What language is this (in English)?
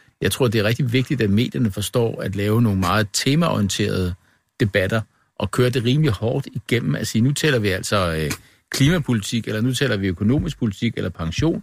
Danish